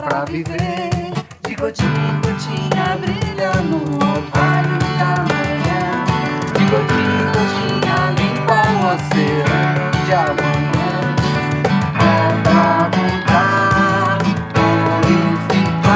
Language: Italian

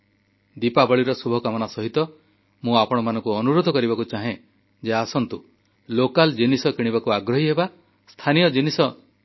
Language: Odia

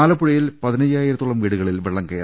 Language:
Malayalam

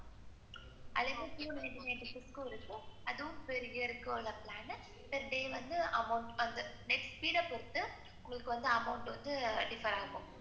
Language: Tamil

